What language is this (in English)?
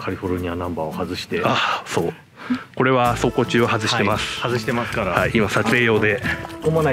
Japanese